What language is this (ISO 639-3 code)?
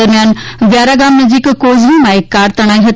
guj